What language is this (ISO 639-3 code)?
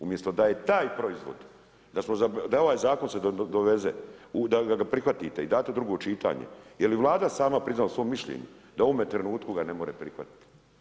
hrv